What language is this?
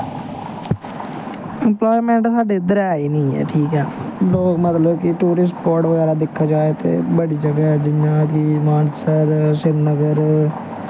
Dogri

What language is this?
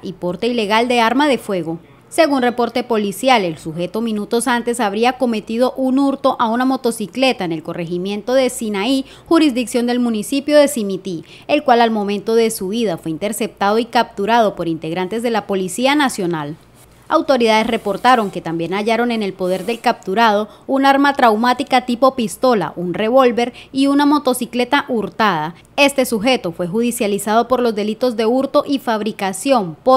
Spanish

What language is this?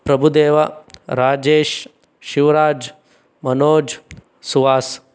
Kannada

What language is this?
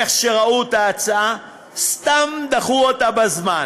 Hebrew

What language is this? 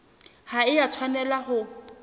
Southern Sotho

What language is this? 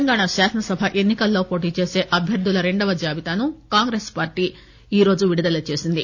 Telugu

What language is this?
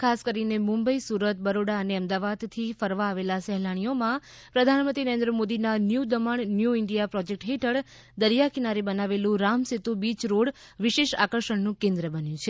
Gujarati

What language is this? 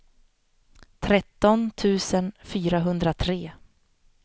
Swedish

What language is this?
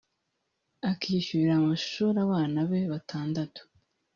Kinyarwanda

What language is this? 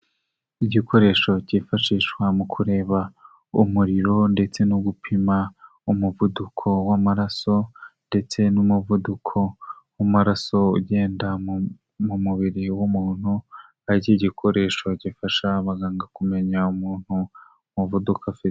Kinyarwanda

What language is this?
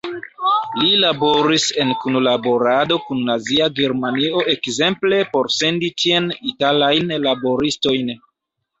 Esperanto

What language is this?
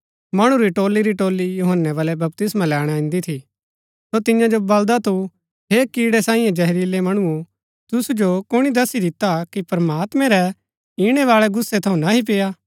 Gaddi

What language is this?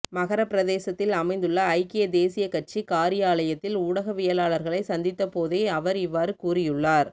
Tamil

